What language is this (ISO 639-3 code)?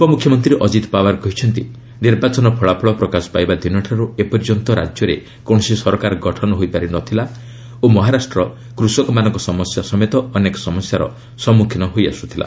ori